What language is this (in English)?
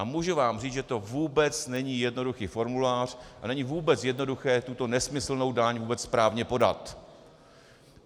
Czech